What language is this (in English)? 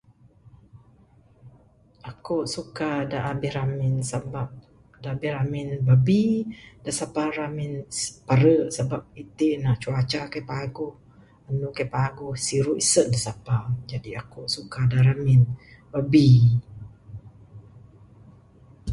Bukar-Sadung Bidayuh